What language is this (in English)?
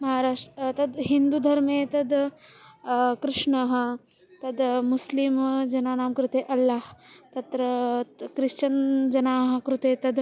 Sanskrit